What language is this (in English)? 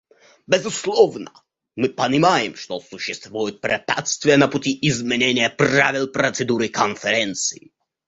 Russian